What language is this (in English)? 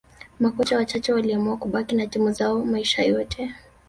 Swahili